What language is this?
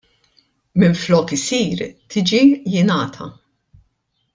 Maltese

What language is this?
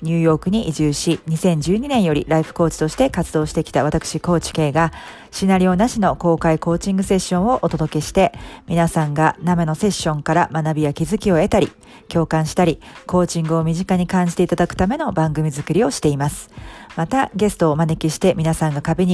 Japanese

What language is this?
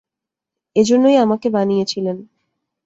Bangla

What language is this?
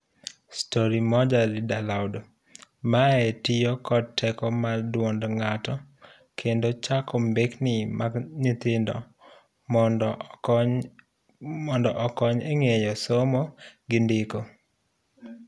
Luo (Kenya and Tanzania)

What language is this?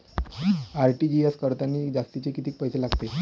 Marathi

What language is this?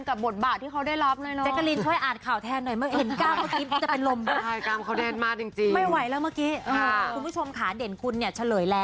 Thai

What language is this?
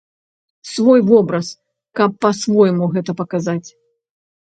Belarusian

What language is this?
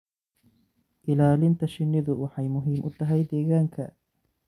Somali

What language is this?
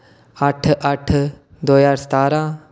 Dogri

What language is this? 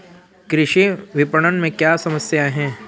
Hindi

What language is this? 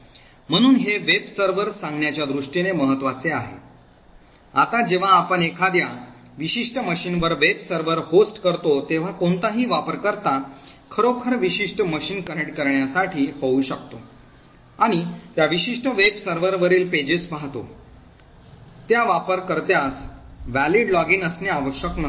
Marathi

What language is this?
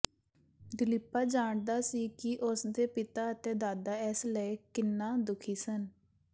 Punjabi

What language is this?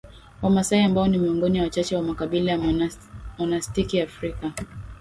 Swahili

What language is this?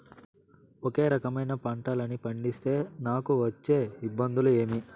Telugu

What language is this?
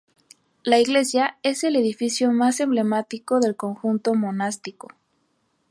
Spanish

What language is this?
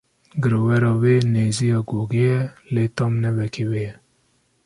Kurdish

